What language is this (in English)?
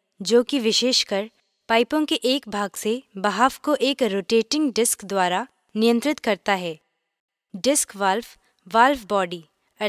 Hindi